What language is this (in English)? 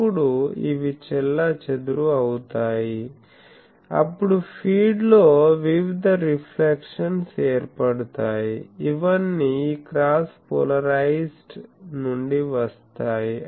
Telugu